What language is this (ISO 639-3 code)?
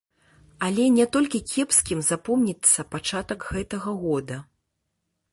bel